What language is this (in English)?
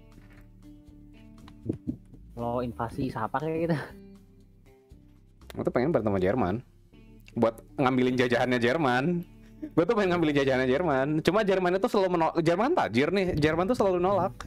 Indonesian